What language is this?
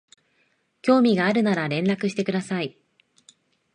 Japanese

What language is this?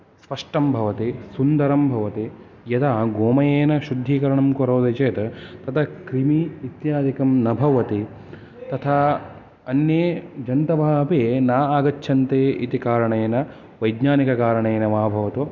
Sanskrit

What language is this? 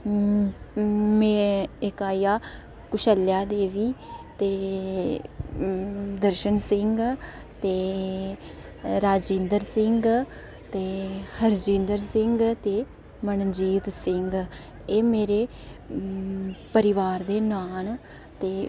Dogri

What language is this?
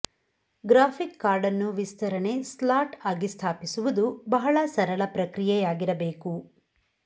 Kannada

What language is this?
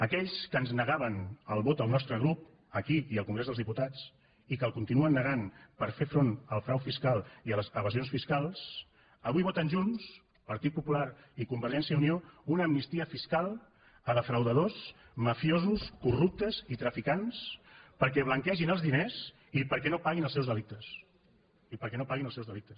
Catalan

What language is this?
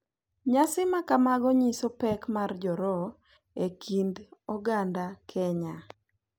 Luo (Kenya and Tanzania)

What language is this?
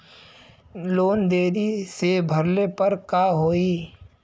Bhojpuri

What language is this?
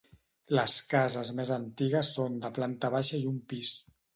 Catalan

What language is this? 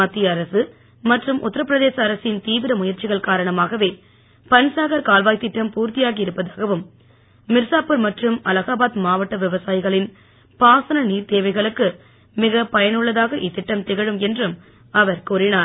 Tamil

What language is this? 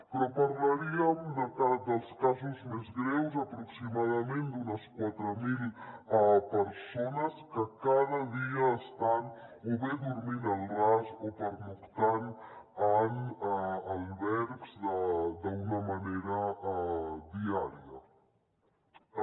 Catalan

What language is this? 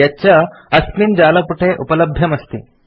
Sanskrit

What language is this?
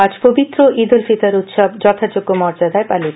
Bangla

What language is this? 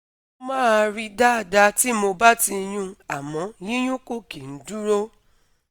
Yoruba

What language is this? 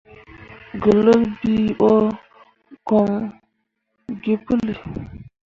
Mundang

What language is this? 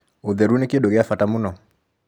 Kikuyu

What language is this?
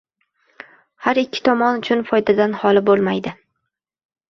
Uzbek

